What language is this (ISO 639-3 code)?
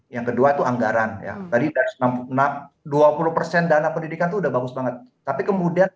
ind